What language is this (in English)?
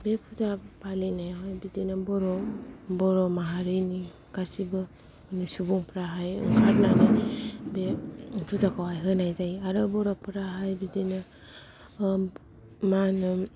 Bodo